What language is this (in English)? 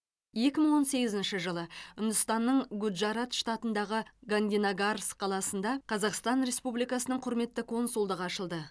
Kazakh